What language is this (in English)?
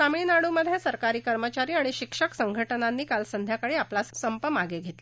Marathi